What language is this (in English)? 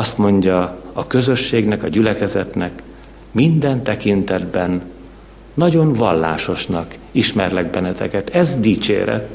Hungarian